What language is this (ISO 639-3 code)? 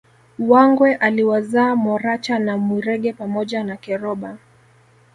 swa